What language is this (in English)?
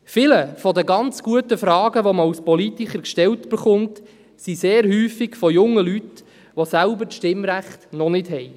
Swiss German